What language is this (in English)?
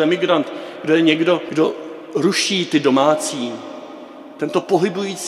Czech